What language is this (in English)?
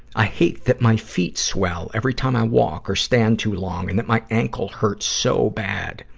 English